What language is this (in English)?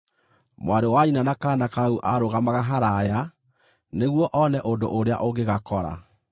Kikuyu